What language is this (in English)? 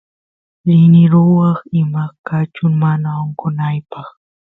Santiago del Estero Quichua